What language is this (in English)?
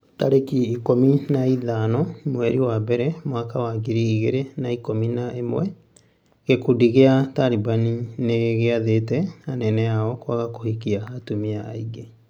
Kikuyu